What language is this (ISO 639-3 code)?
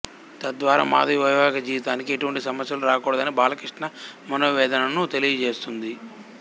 tel